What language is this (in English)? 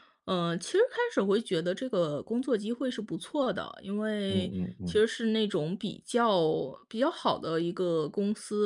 Chinese